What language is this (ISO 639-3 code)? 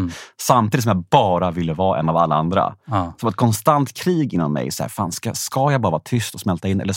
swe